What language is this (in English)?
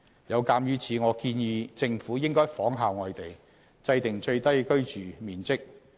Cantonese